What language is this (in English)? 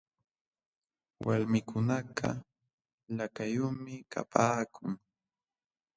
Jauja Wanca Quechua